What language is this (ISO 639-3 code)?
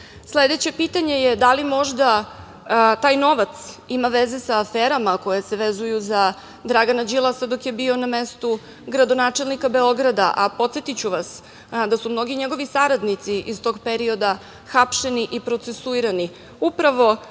srp